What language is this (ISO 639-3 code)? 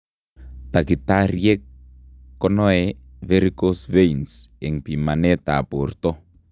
kln